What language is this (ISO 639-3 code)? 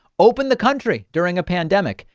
eng